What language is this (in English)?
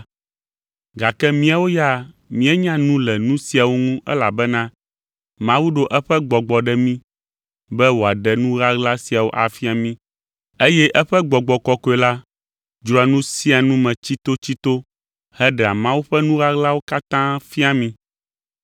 Ewe